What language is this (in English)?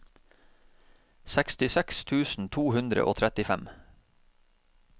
Norwegian